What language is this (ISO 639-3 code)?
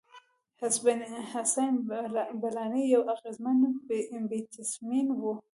pus